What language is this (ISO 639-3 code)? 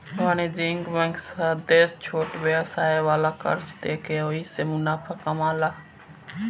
bho